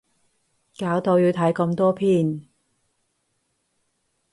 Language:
Cantonese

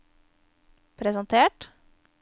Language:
Norwegian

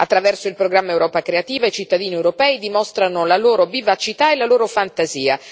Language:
Italian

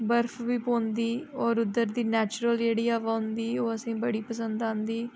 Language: Dogri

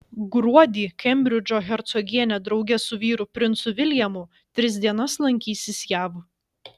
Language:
Lithuanian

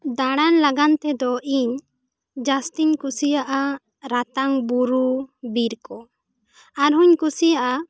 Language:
Santali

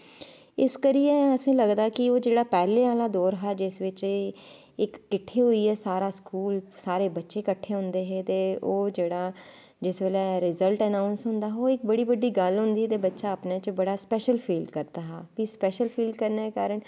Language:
Dogri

